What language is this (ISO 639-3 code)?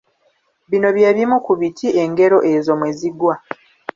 lug